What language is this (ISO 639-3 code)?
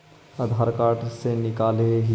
mag